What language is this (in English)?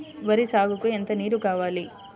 Telugu